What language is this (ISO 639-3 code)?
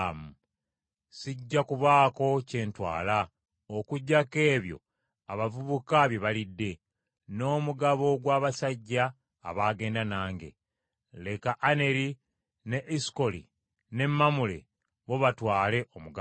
lug